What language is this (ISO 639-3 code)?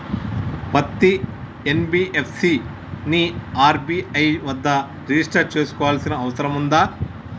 tel